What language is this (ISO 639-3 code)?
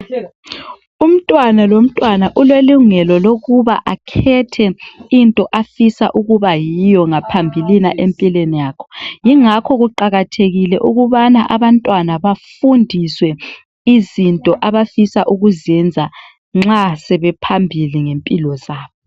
nde